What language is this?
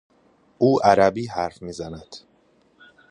Persian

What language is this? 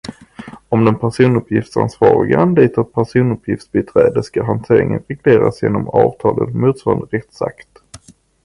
Swedish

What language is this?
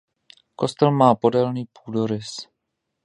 Czech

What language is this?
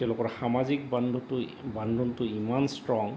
Assamese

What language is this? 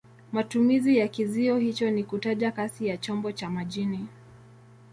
Swahili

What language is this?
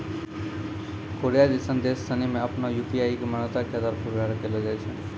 Maithili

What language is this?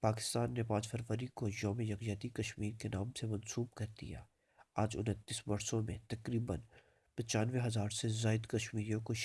Urdu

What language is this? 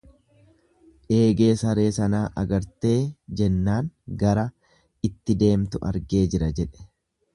Oromo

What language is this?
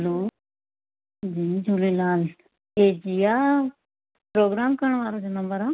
Sindhi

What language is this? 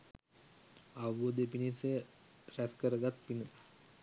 Sinhala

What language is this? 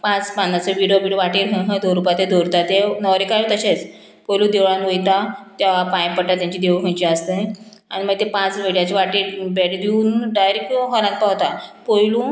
Konkani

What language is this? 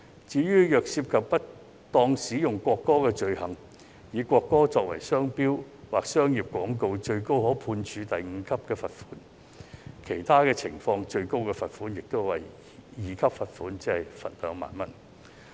Cantonese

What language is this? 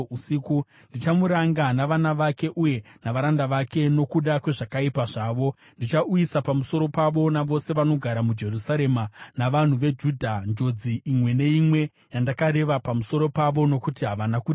Shona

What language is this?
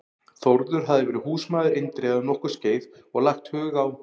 Icelandic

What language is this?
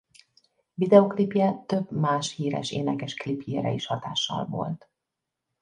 Hungarian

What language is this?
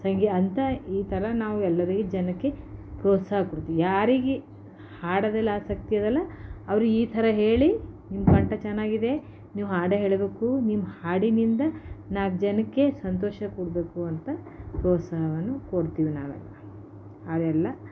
Kannada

